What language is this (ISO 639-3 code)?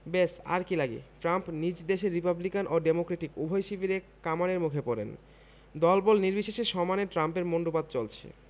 ben